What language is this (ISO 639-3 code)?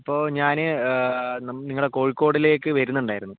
mal